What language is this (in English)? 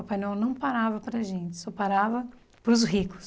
Portuguese